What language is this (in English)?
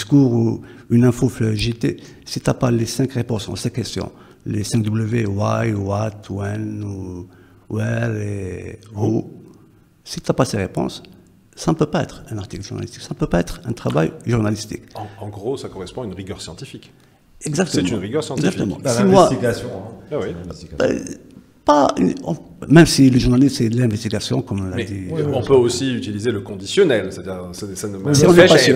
French